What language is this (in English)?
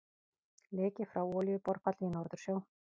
Icelandic